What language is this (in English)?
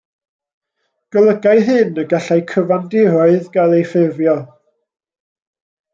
Welsh